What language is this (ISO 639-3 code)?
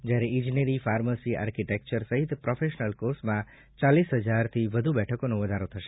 guj